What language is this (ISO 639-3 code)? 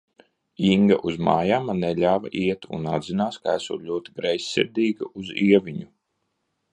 lav